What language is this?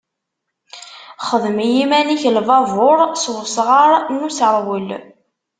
Kabyle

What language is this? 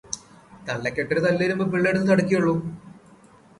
Malayalam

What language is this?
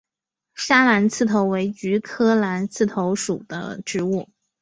Chinese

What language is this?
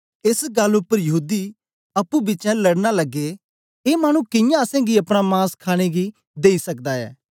Dogri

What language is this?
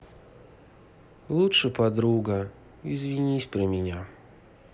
Russian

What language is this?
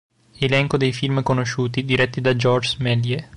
Italian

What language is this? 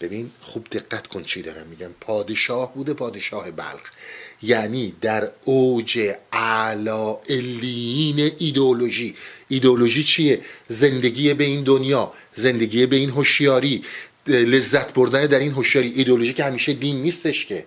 Persian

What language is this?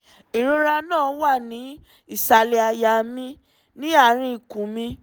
Yoruba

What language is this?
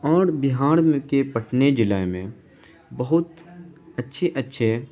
Urdu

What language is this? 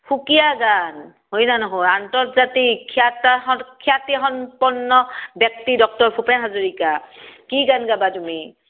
Assamese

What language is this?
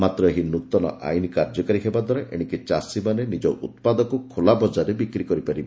Odia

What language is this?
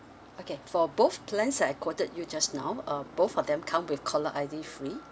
English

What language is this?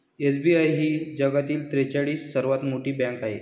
Marathi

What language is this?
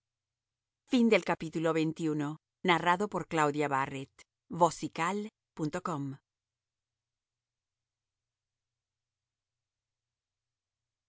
Spanish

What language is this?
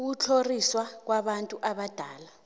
South Ndebele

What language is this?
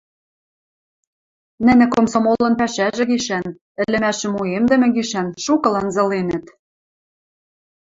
Western Mari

